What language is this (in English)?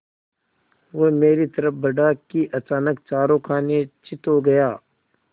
Hindi